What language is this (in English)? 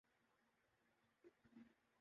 Urdu